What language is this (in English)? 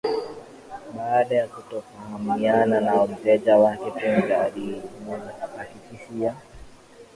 Swahili